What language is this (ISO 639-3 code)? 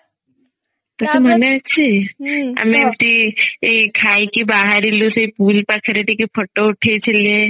ori